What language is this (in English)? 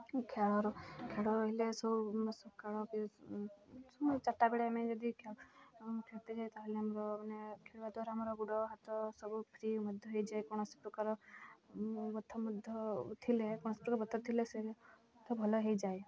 Odia